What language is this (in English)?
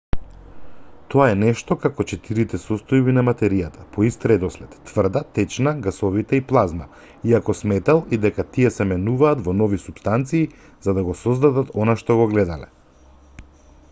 Macedonian